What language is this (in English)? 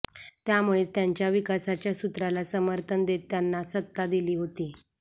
Marathi